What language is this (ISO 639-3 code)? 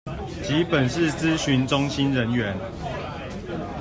zho